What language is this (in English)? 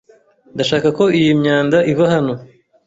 Kinyarwanda